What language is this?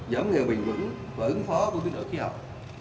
Vietnamese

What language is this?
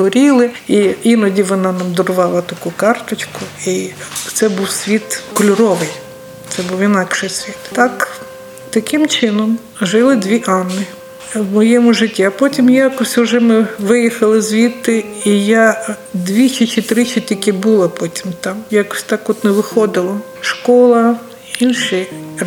Ukrainian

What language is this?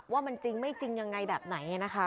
Thai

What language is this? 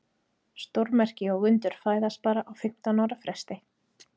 Icelandic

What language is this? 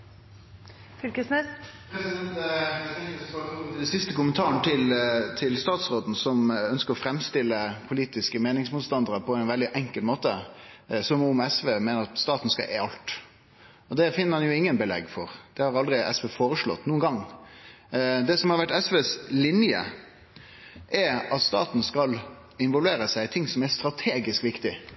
Norwegian Nynorsk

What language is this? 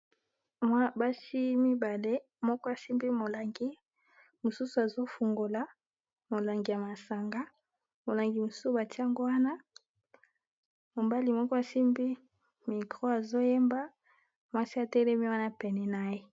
Lingala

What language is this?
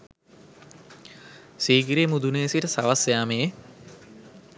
Sinhala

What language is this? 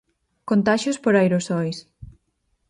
Galician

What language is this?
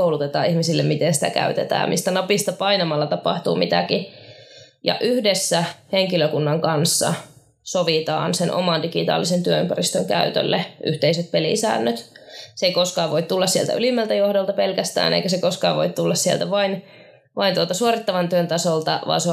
Finnish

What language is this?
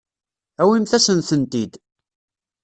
Kabyle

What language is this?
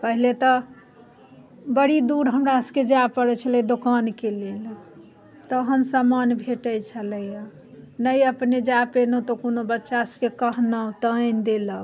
Maithili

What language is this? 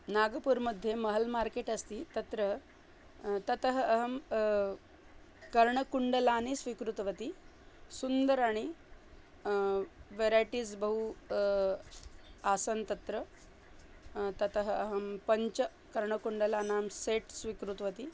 Sanskrit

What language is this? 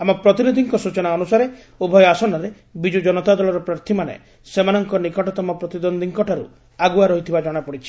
Odia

